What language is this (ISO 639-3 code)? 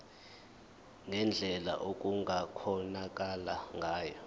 zul